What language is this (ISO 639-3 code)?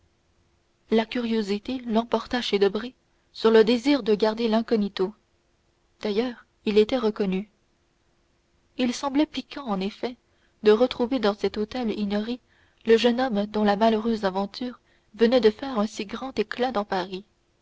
fra